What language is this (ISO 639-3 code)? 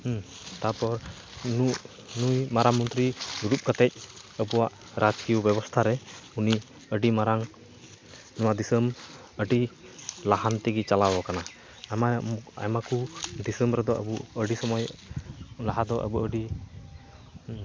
sat